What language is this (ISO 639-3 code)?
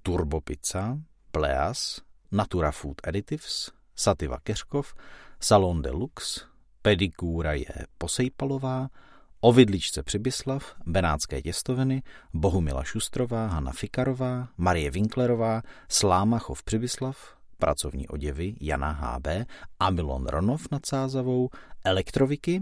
ces